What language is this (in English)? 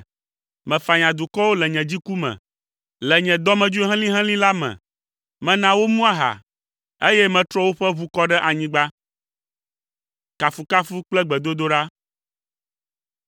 Ewe